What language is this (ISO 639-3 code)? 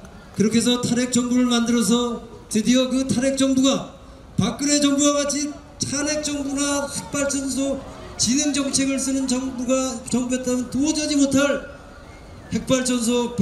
kor